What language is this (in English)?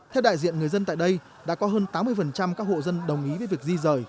Vietnamese